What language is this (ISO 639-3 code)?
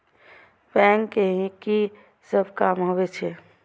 mai